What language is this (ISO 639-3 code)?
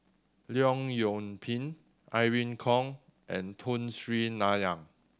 eng